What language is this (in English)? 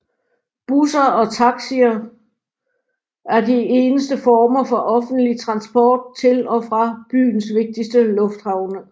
Danish